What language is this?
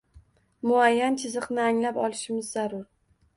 Uzbek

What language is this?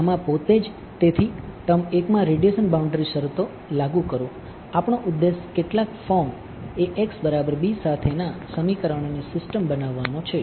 Gujarati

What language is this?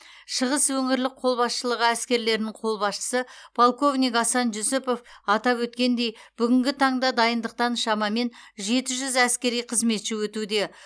Kazakh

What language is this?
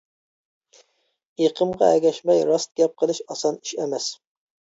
Uyghur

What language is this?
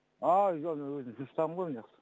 Kazakh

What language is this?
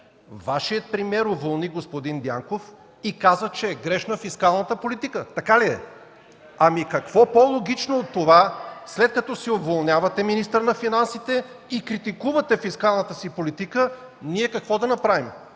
Bulgarian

